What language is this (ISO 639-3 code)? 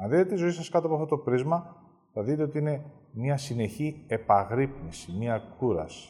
ell